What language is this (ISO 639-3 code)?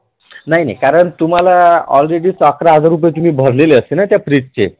mar